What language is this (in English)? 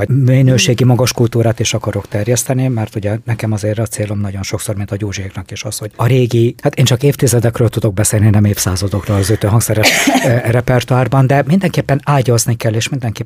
Hungarian